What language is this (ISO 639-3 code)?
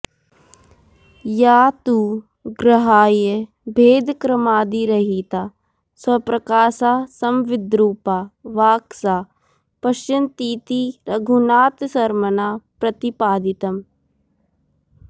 san